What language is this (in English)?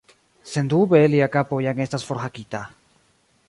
Esperanto